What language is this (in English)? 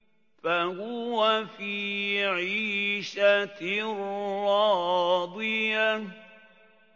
Arabic